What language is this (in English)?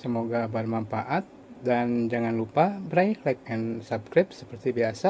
Indonesian